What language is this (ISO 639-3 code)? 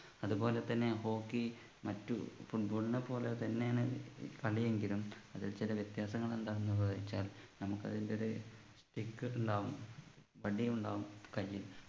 mal